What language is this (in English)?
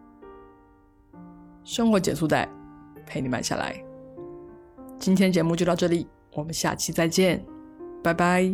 Chinese